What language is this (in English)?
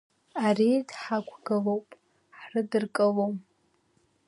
Abkhazian